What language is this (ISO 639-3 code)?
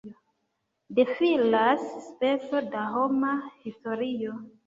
epo